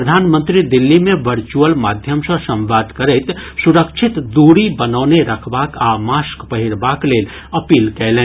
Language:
Maithili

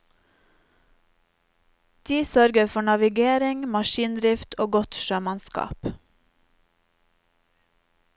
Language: Norwegian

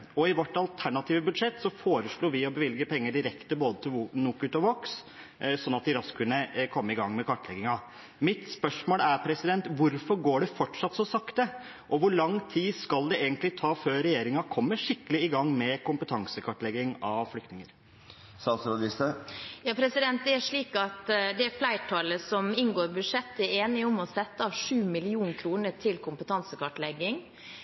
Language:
Norwegian Bokmål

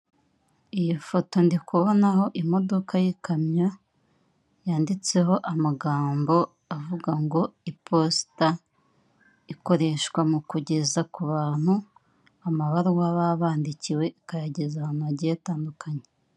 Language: Kinyarwanda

